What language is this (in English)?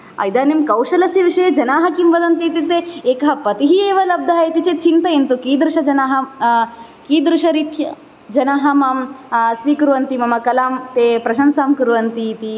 Sanskrit